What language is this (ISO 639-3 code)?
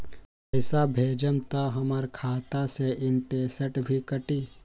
mag